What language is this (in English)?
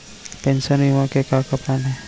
Chhattisgarhi